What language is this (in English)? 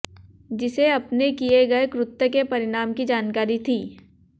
Hindi